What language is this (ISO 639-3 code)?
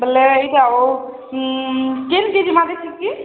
ori